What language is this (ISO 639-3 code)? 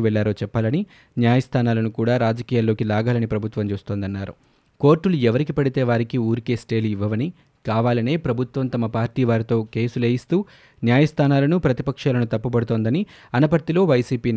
tel